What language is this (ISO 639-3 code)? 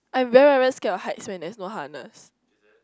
eng